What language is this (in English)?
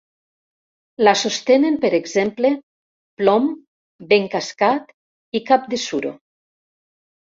Catalan